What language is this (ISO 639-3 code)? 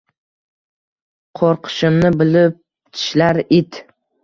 uzb